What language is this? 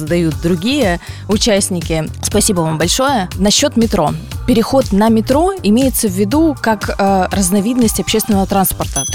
Russian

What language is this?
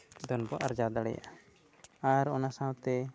Santali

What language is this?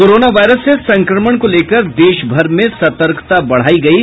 Hindi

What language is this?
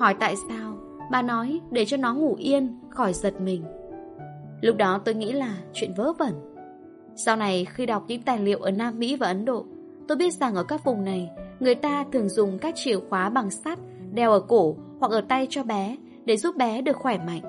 Vietnamese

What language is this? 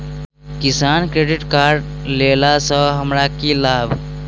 Maithili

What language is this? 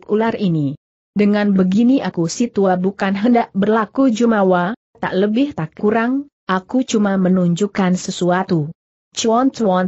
Indonesian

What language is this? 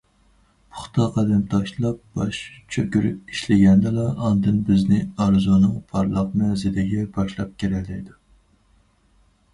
Uyghur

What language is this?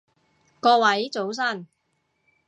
Cantonese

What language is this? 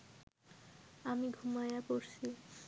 Bangla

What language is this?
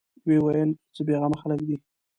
Pashto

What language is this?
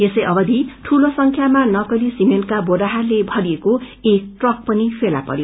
Nepali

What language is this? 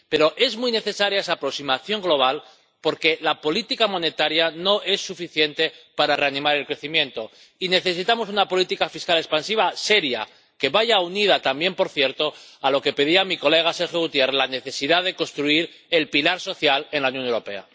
Spanish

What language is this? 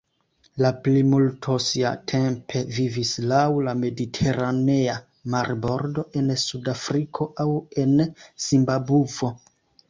Esperanto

